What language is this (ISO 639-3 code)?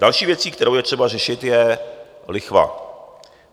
ces